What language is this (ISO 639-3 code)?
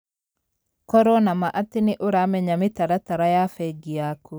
kik